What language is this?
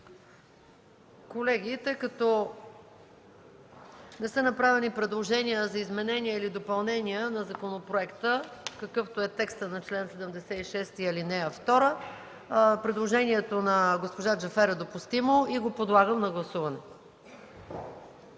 Bulgarian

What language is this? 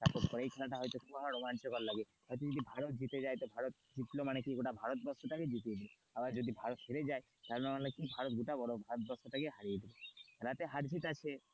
Bangla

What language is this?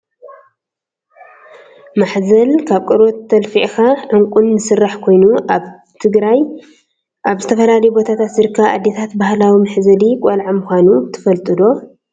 Tigrinya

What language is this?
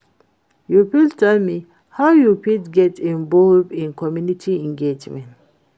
Nigerian Pidgin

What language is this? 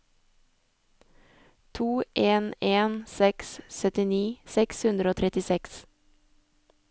Norwegian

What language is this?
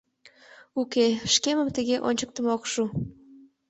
Mari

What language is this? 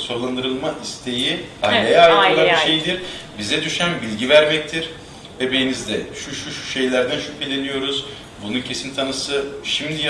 Turkish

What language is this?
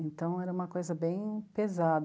Portuguese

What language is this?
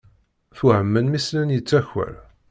Kabyle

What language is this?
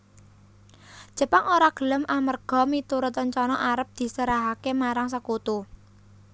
Javanese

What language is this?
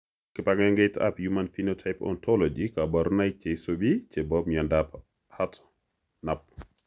Kalenjin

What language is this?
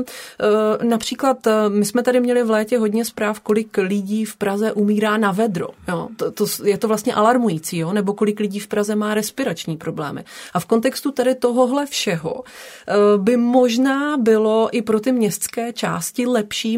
Czech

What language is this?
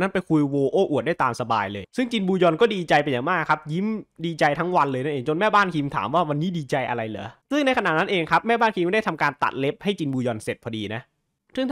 Thai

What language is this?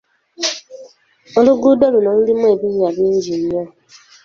Ganda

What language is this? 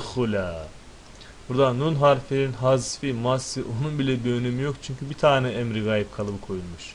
Turkish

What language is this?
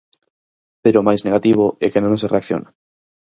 Galician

